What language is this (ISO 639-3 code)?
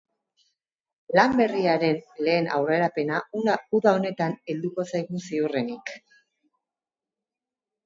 eus